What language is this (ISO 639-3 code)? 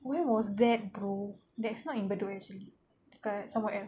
eng